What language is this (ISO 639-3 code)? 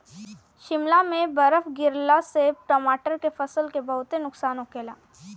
bho